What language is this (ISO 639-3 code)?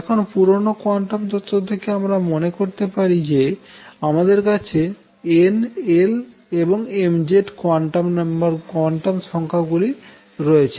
ben